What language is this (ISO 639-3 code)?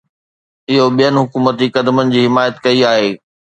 snd